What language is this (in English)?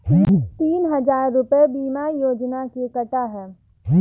Hindi